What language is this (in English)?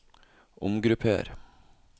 Norwegian